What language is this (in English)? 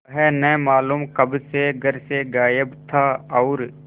Hindi